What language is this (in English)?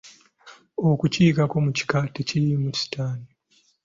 Ganda